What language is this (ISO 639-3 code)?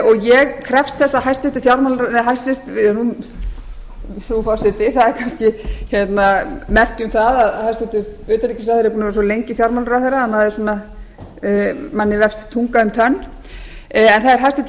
isl